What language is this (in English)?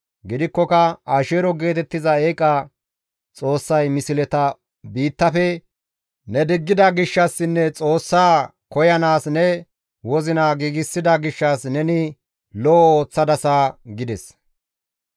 Gamo